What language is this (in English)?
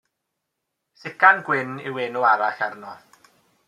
Welsh